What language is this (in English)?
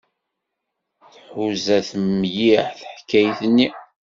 Kabyle